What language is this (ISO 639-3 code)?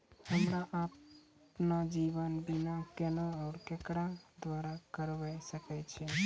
mai